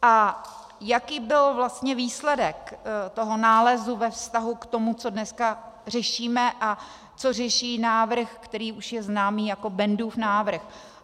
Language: Czech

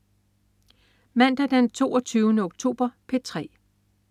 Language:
Danish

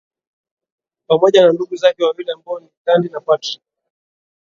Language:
Swahili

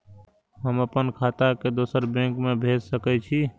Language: Maithili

